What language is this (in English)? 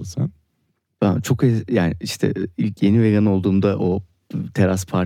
Turkish